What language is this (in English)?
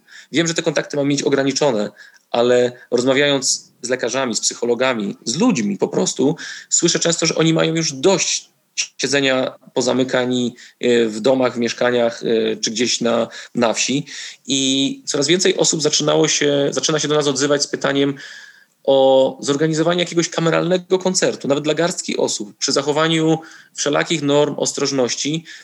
Polish